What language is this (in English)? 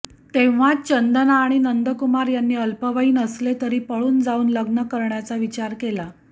Marathi